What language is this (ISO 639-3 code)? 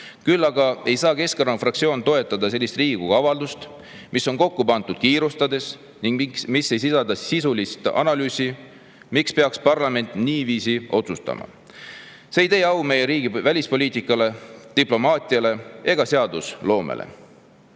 est